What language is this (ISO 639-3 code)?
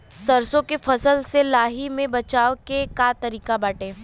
bho